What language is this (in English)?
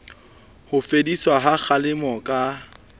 Southern Sotho